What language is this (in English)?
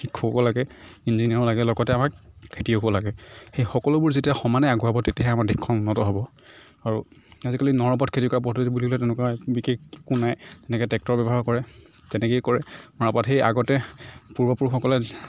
Assamese